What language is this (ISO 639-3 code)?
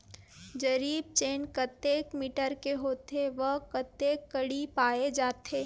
hne